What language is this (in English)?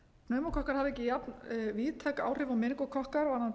Icelandic